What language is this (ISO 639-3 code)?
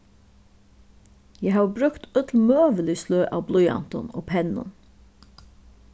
fao